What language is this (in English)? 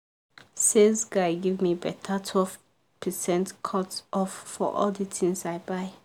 Nigerian Pidgin